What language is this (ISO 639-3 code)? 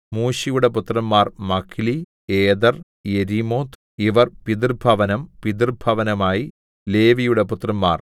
mal